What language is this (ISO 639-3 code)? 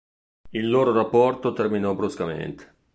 ita